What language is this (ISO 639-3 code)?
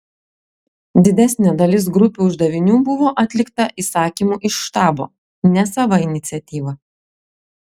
lit